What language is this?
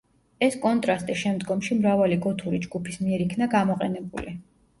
Georgian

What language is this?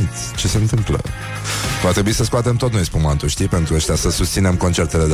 Romanian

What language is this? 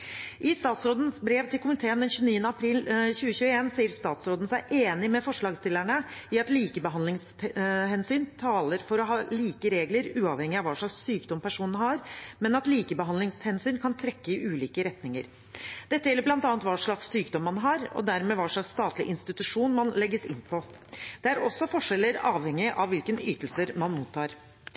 Norwegian Bokmål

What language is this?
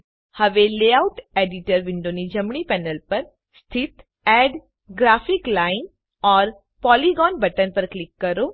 Gujarati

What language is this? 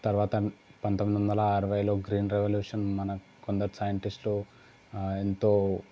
Telugu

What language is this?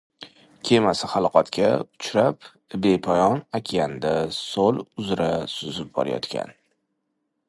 Uzbek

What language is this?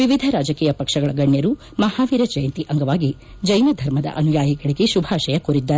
Kannada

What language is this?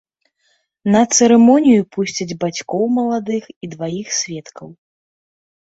Belarusian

